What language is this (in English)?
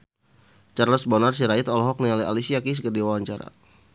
Sundanese